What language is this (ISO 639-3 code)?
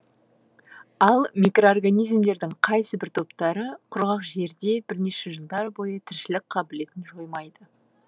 kaz